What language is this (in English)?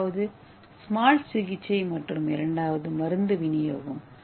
Tamil